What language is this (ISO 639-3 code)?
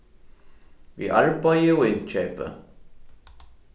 fao